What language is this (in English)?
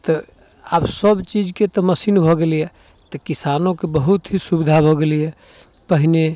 Maithili